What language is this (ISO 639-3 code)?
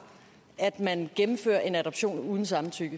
dan